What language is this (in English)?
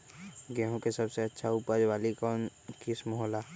Magahi